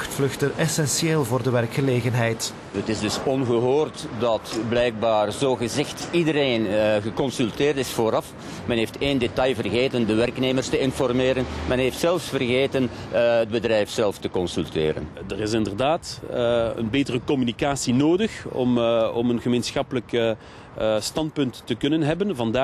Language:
Dutch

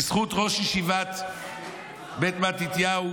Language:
Hebrew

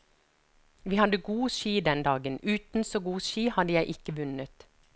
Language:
Norwegian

